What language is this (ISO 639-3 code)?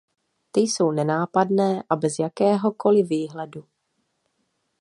ces